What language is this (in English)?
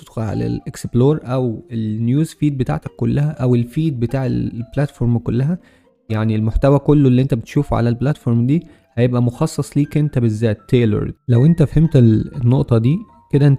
Arabic